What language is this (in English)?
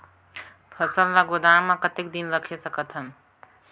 Chhattisgarhi